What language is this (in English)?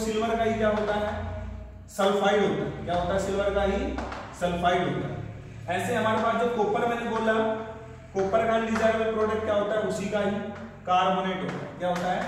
Hindi